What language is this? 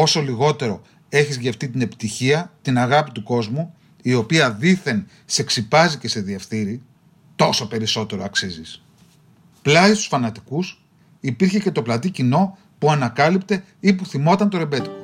Greek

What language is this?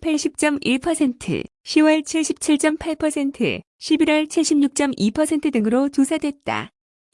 Korean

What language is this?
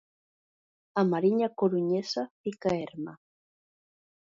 Galician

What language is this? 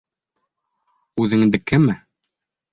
Bashkir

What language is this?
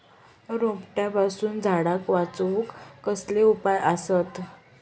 Marathi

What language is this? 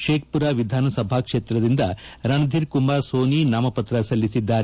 Kannada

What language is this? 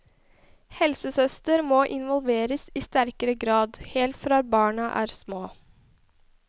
Norwegian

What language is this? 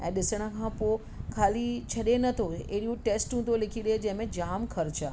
Sindhi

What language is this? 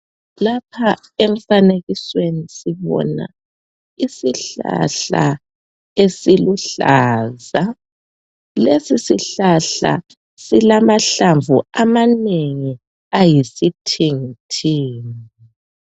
North Ndebele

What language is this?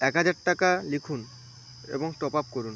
Bangla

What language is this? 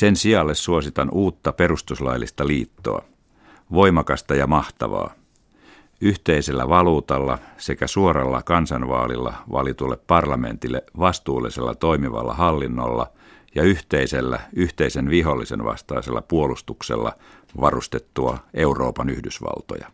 Finnish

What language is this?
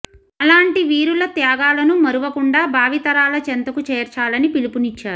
Telugu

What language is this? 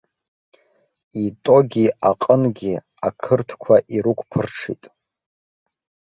Abkhazian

